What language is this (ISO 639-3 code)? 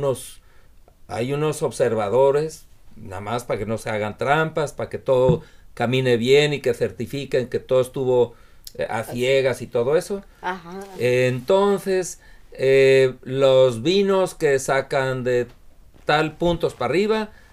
spa